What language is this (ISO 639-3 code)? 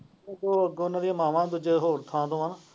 pan